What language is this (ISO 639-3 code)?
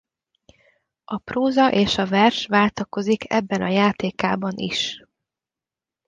hun